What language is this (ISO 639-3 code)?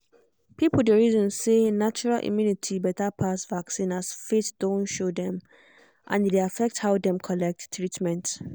pcm